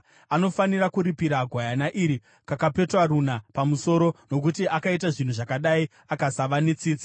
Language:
Shona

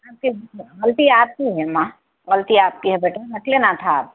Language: Urdu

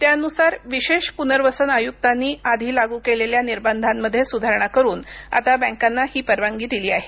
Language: Marathi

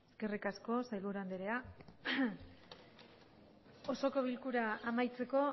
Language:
Basque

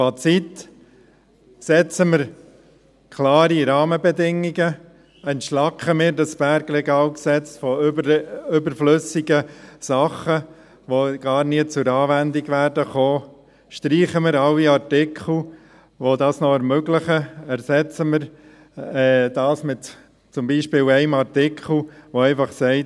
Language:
Swiss German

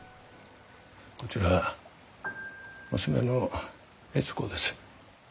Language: Japanese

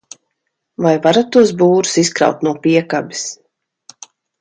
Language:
Latvian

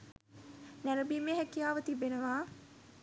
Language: Sinhala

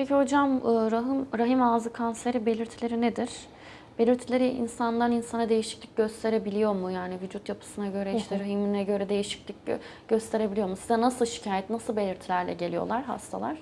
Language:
Turkish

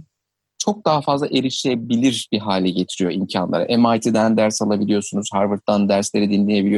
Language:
Turkish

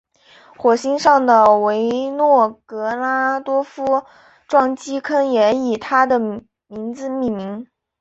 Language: Chinese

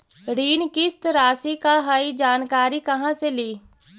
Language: Magahi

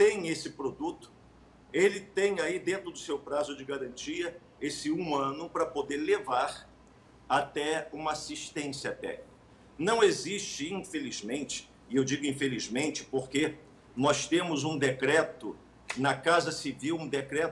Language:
Portuguese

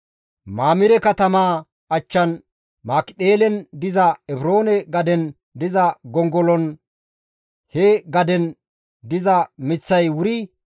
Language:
Gamo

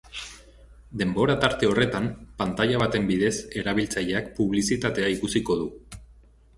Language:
Basque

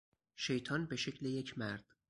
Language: Persian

